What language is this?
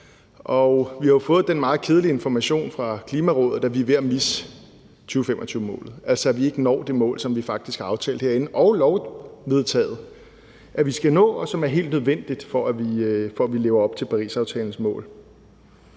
Danish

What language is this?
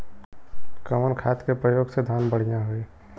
Bhojpuri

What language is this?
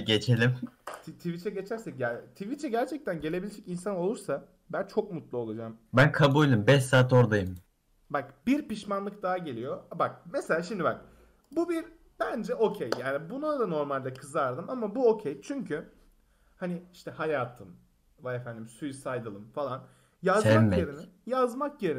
Turkish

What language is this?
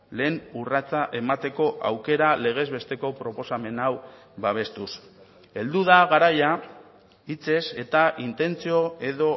Basque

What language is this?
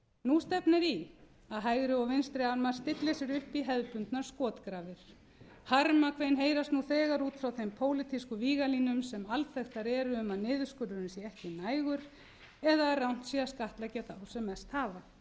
Icelandic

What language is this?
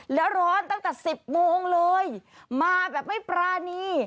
Thai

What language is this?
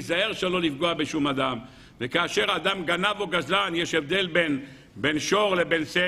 Hebrew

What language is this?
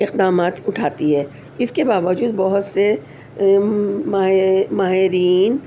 Urdu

